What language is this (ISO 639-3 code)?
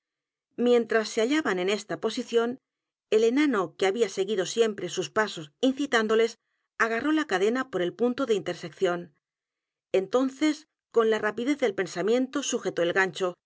spa